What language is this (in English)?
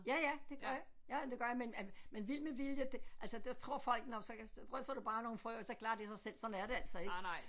Danish